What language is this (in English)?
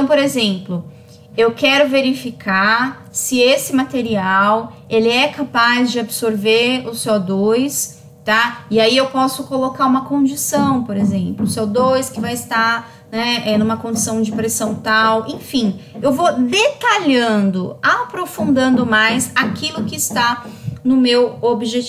Portuguese